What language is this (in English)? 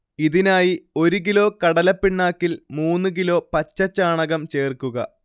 Malayalam